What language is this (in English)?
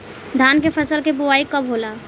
Bhojpuri